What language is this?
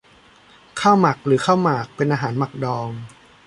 Thai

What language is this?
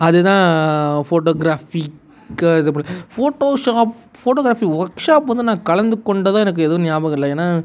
Tamil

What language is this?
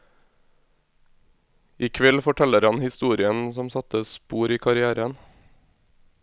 Norwegian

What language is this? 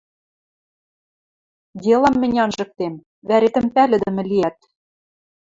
Western Mari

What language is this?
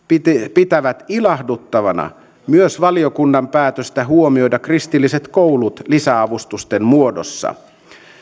Finnish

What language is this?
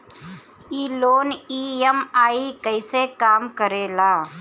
Bhojpuri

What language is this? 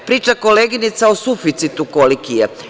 Serbian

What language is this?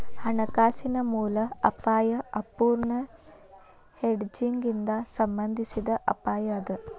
Kannada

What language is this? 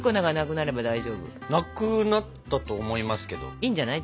Japanese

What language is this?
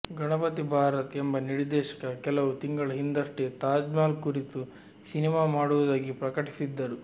Kannada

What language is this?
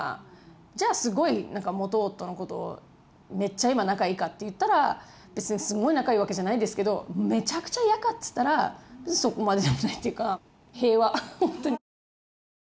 Japanese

